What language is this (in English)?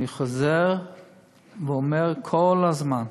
Hebrew